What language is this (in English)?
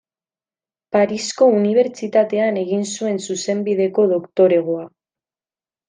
Basque